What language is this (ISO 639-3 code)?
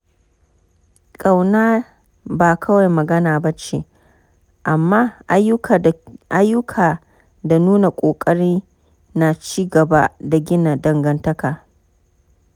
hau